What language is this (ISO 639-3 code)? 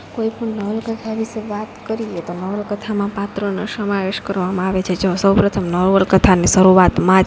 guj